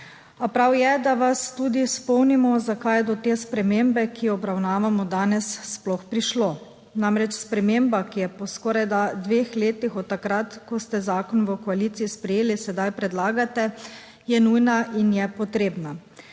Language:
Slovenian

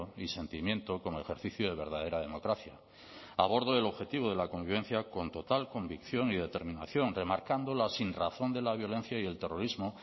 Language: Spanish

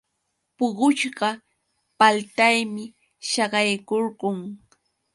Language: Yauyos Quechua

